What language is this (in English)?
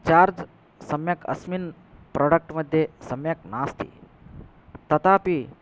Sanskrit